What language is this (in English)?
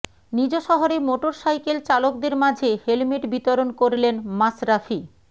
Bangla